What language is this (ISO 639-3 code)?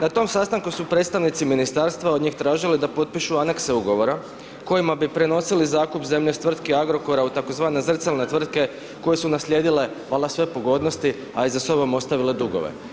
hrv